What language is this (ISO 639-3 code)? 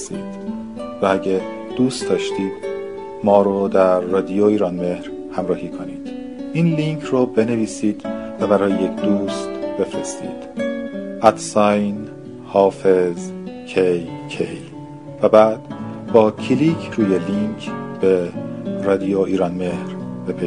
fas